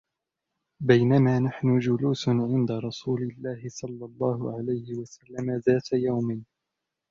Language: Arabic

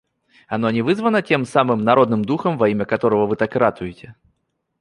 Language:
Russian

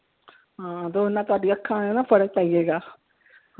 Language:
Punjabi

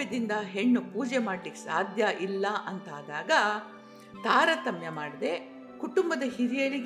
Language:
Kannada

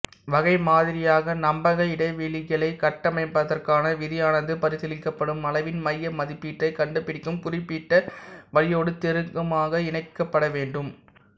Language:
Tamil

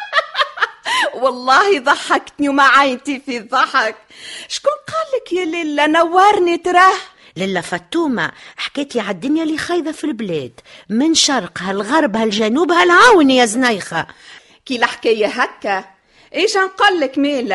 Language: Arabic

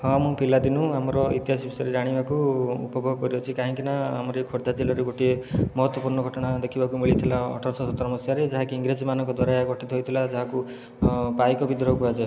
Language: Odia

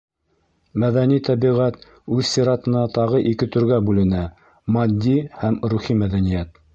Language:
Bashkir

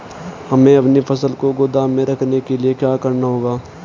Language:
Hindi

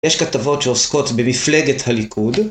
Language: Hebrew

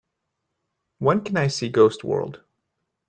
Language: English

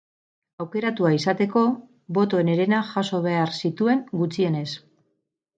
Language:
Basque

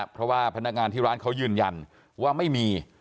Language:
Thai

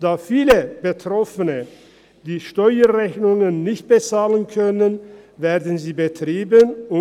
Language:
Swiss German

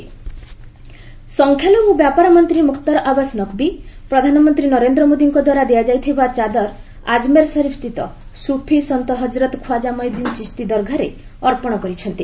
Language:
Odia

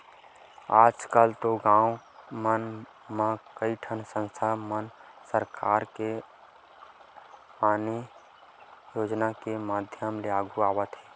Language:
Chhattisgarhi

